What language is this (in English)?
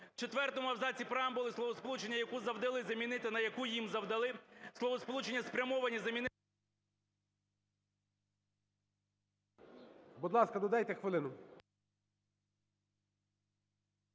Ukrainian